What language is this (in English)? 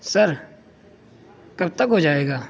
Urdu